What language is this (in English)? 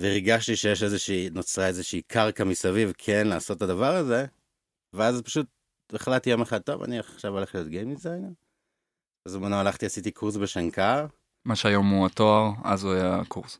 Hebrew